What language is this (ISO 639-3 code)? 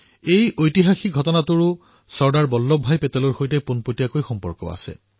asm